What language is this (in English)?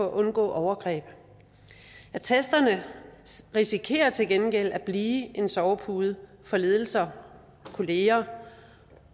Danish